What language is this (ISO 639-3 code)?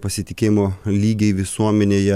lit